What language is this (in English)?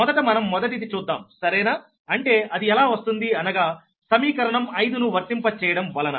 Telugu